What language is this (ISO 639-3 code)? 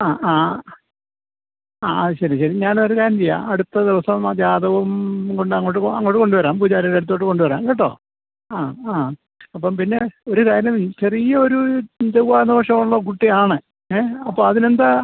mal